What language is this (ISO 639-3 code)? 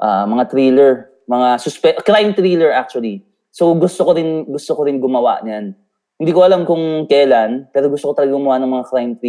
fil